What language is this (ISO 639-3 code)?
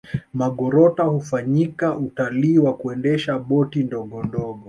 swa